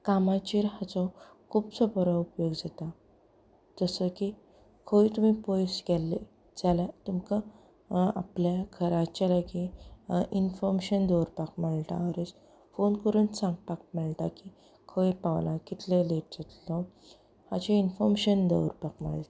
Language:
Konkani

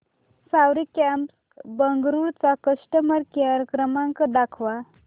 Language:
Marathi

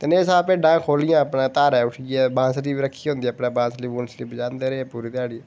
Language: Dogri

